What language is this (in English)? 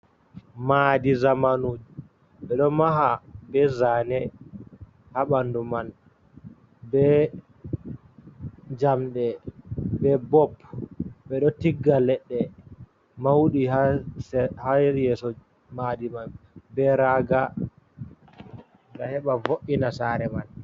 Fula